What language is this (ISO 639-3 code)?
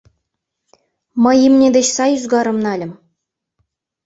chm